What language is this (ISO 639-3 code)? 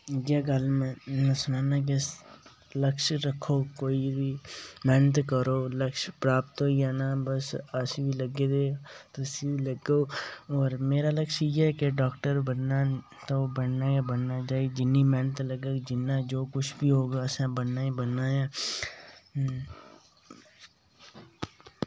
doi